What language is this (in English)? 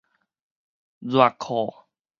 Min Nan Chinese